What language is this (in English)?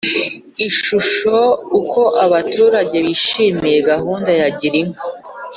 Kinyarwanda